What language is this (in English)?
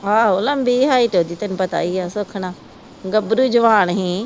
Punjabi